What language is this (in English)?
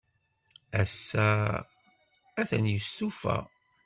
Kabyle